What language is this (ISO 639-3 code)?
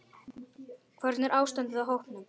isl